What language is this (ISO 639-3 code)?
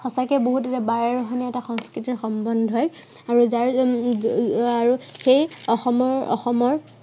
asm